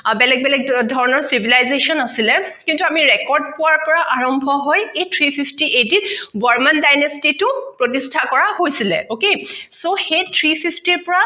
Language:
Assamese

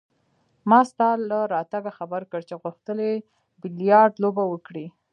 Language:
Pashto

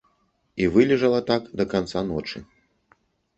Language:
Belarusian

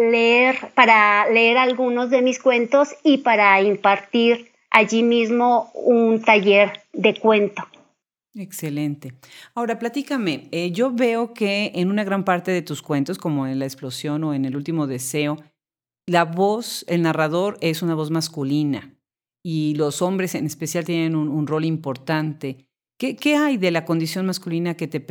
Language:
Spanish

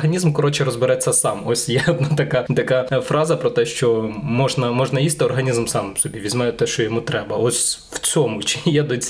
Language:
Ukrainian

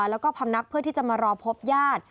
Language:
Thai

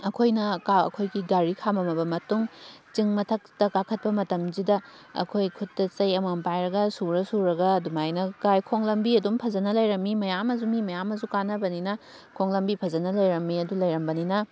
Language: Manipuri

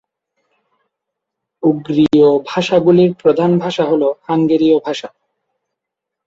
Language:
Bangla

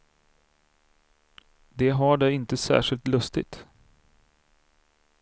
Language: Swedish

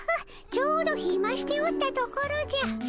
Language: Japanese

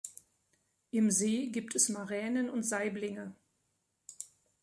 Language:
German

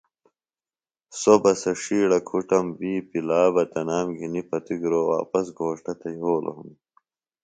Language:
Phalura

